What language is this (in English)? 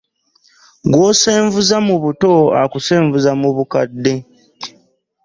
Ganda